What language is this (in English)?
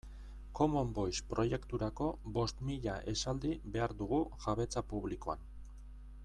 Basque